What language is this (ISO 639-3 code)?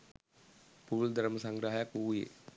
sin